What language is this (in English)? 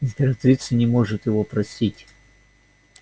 Russian